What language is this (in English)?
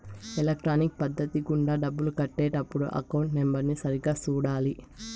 Telugu